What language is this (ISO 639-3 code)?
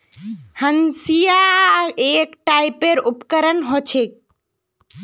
mag